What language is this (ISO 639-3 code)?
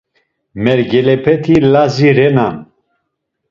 lzz